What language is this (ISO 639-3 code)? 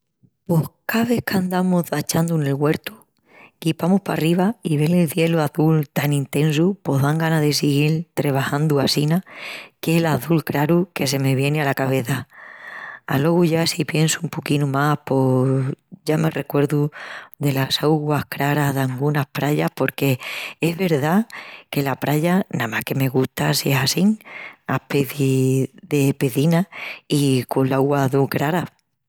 ext